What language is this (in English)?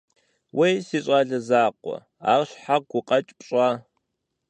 Kabardian